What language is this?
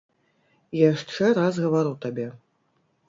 Belarusian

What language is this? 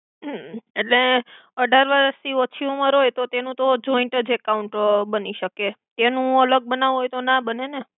Gujarati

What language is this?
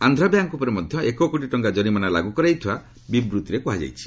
Odia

